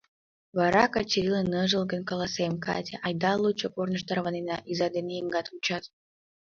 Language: Mari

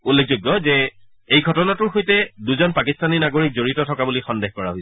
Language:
Assamese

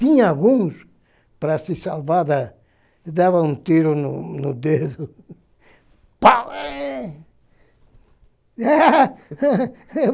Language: Portuguese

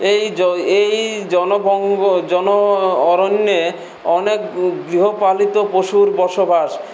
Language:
Bangla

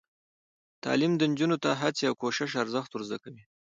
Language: Pashto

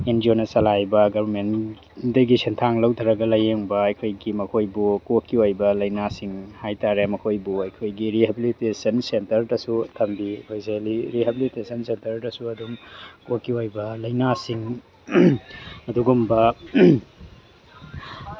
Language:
Manipuri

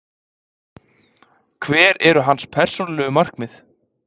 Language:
Icelandic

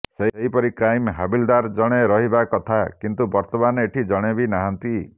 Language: Odia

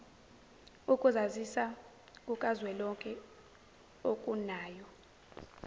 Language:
Zulu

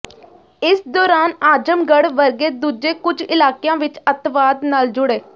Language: Punjabi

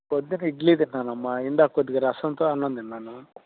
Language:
Telugu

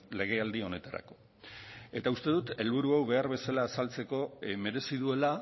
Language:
Basque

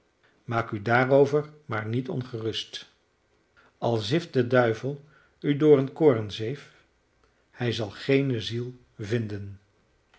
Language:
Dutch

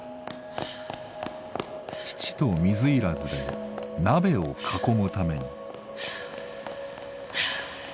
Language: Japanese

